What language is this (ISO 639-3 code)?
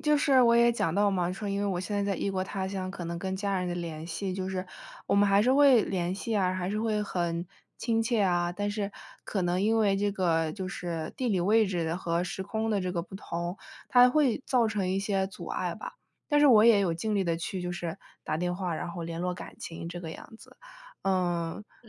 zho